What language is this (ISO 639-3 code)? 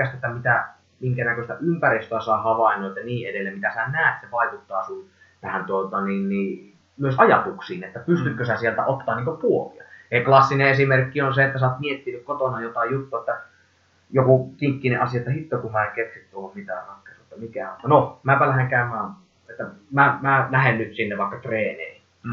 fin